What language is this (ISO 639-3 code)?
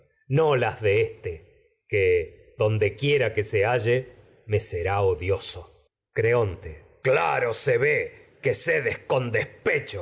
spa